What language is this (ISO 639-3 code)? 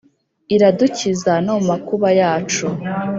kin